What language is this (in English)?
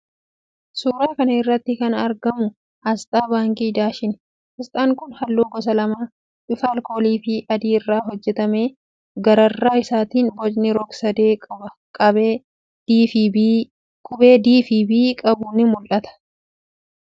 Oromo